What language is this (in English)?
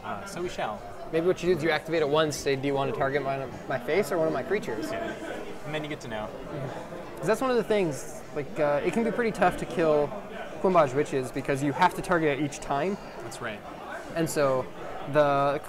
English